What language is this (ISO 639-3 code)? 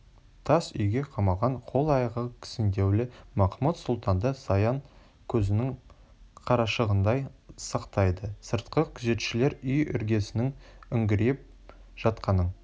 kaz